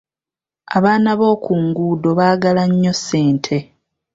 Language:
Ganda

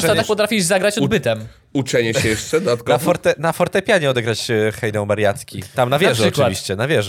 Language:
Polish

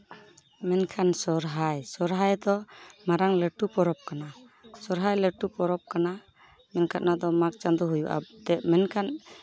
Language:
Santali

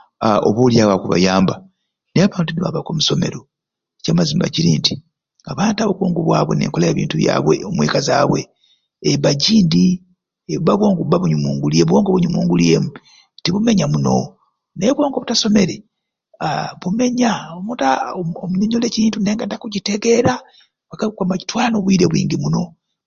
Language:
Ruuli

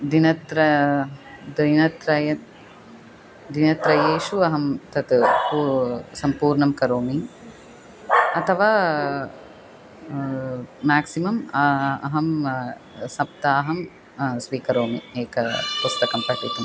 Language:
Sanskrit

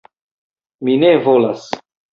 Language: Esperanto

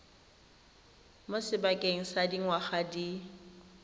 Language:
Tswana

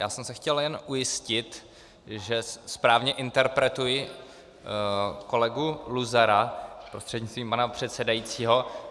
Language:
Czech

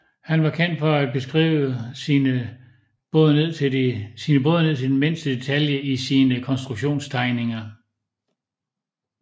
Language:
Danish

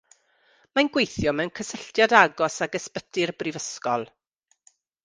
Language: Welsh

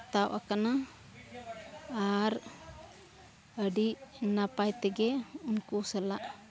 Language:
Santali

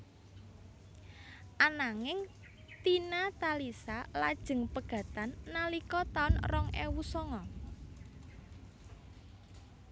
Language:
Javanese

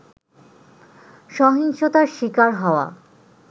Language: Bangla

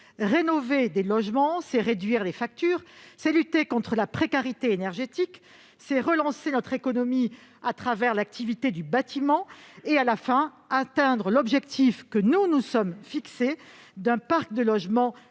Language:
French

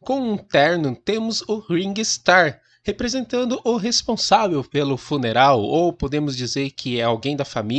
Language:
Portuguese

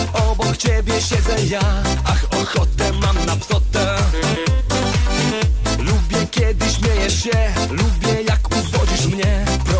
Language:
Korean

